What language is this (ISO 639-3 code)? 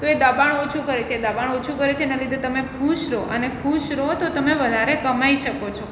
guj